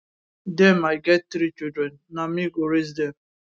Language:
Nigerian Pidgin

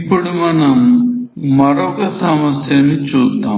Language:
Telugu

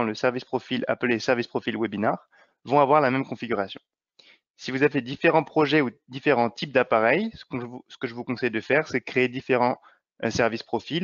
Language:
French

